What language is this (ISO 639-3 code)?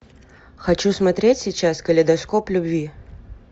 rus